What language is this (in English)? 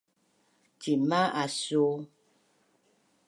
Bunun